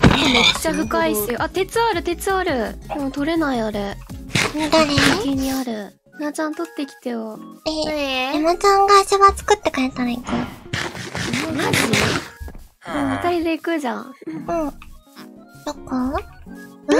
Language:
Japanese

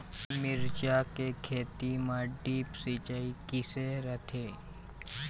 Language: Chhattisgarhi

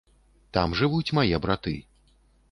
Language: Belarusian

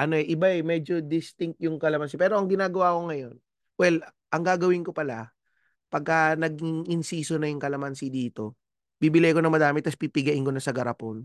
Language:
Filipino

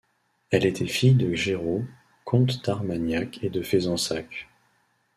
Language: French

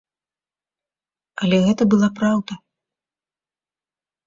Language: Belarusian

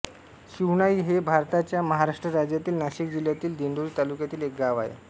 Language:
Marathi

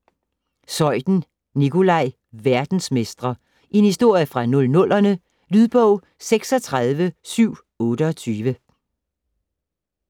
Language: Danish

